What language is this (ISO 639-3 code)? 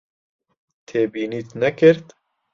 ckb